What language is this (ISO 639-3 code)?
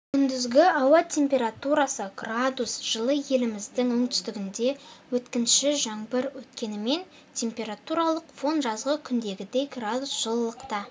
kaz